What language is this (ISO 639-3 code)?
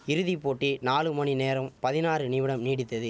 tam